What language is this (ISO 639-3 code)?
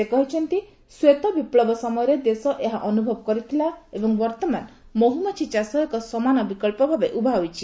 ori